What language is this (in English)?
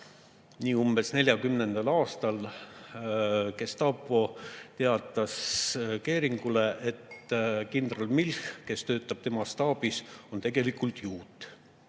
Estonian